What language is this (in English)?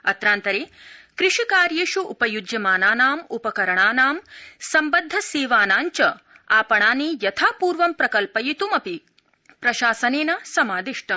Sanskrit